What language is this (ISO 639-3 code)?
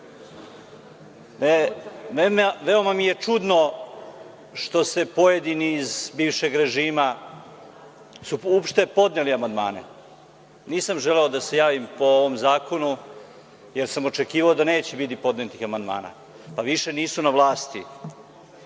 srp